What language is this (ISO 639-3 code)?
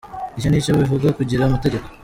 kin